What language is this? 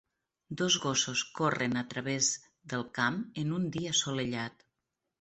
Catalan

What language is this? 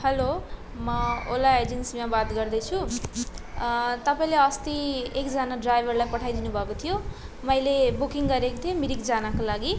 Nepali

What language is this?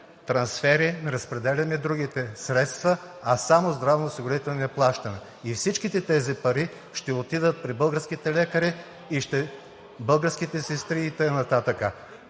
Bulgarian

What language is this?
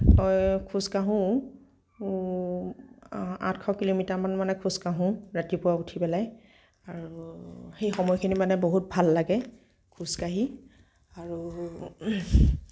Assamese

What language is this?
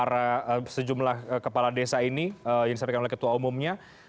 Indonesian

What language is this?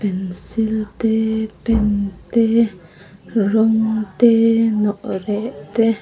Mizo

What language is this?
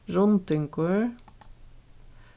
Faroese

